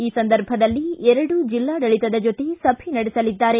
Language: Kannada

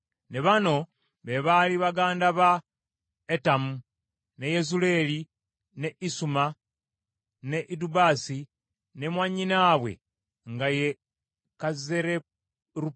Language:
Ganda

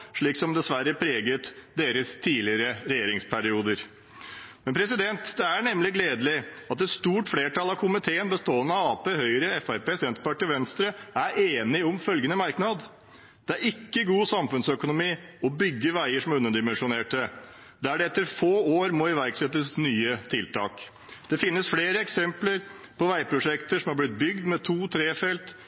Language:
Norwegian Bokmål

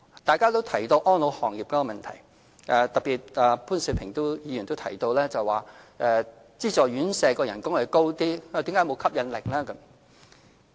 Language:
Cantonese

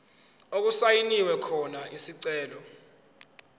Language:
Zulu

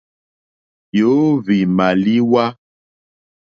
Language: Mokpwe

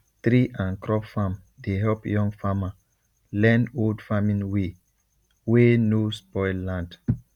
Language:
Nigerian Pidgin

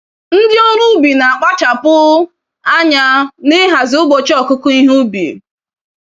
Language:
Igbo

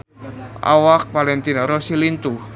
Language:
Sundanese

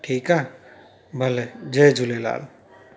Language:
Sindhi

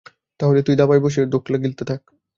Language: Bangla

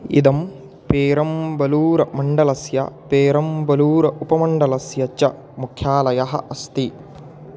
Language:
Sanskrit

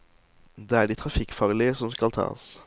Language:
Norwegian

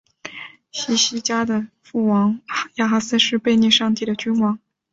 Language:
Chinese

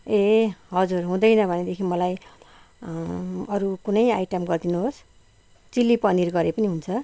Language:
Nepali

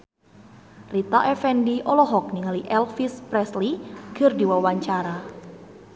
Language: Sundanese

